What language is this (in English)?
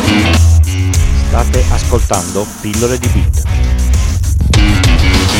Italian